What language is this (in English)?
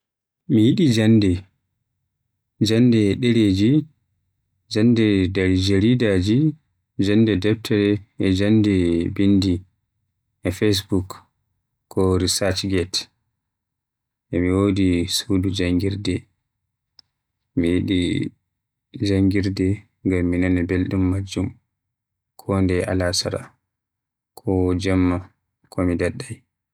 Western Niger Fulfulde